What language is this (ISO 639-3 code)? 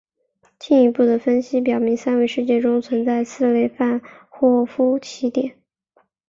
zho